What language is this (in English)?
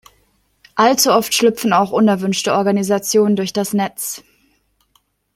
German